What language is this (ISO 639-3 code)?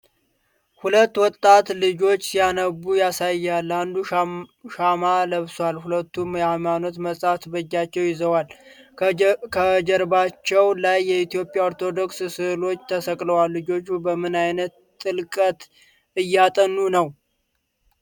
amh